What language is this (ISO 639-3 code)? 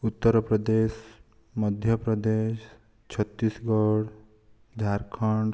ori